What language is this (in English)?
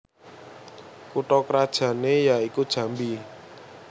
Javanese